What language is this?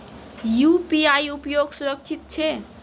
Maithili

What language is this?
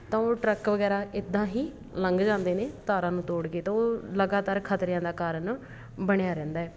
Punjabi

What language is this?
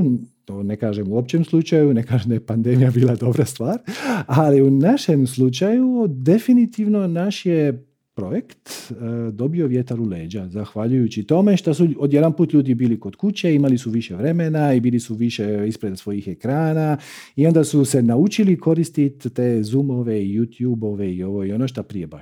Croatian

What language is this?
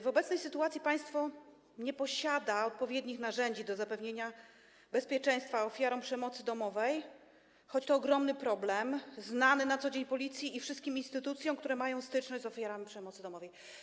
Polish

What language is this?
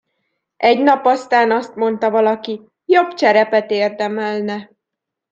Hungarian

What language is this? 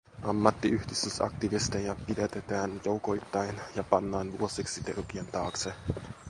Finnish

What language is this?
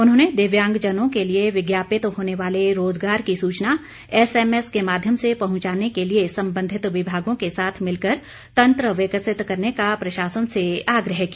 Hindi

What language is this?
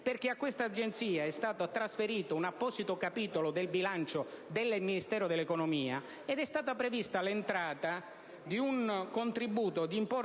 Italian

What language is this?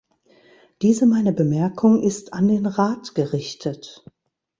German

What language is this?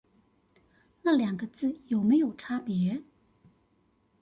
Chinese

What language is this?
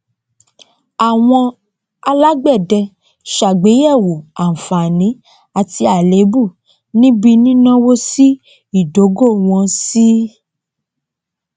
Yoruba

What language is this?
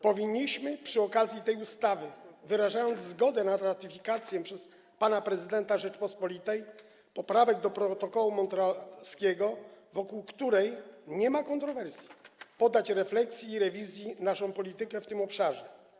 Polish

